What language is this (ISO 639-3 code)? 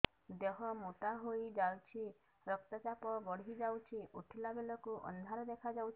ori